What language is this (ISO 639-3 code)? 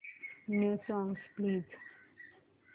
mar